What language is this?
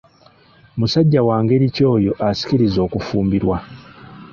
Ganda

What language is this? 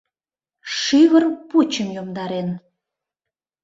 Mari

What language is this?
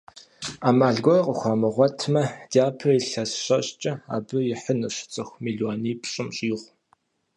Kabardian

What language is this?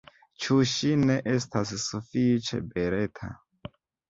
Esperanto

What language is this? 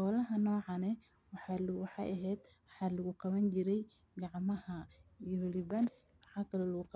Somali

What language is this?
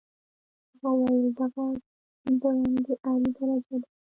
Pashto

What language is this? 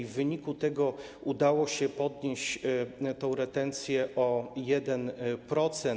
Polish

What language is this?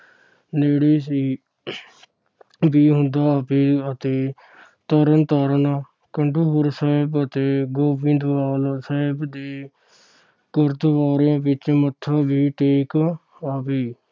Punjabi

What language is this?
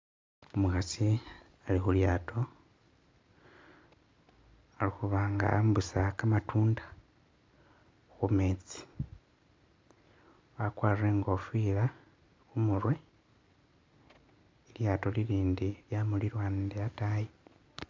Masaaba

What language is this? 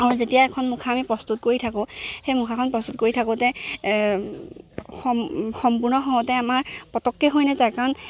Assamese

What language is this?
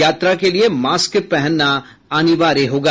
Hindi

